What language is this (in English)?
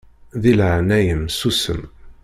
Kabyle